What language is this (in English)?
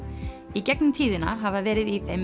Icelandic